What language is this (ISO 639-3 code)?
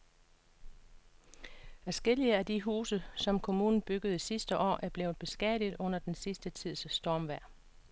dan